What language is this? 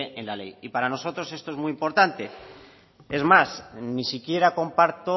Spanish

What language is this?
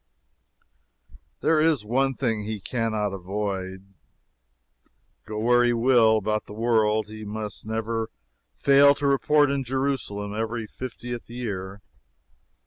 English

